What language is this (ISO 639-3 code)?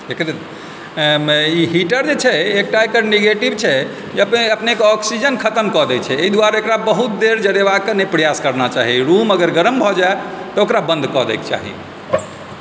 mai